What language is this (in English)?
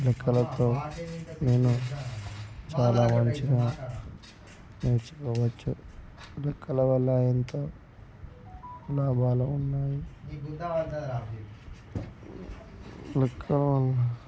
Telugu